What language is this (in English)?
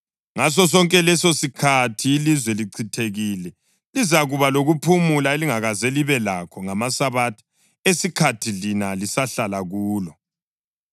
North Ndebele